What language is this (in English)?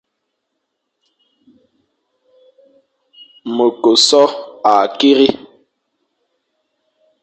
Fang